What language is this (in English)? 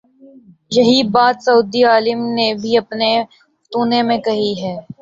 Urdu